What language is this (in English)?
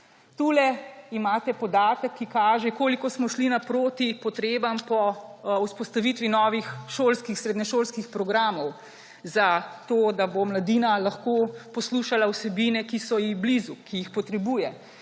Slovenian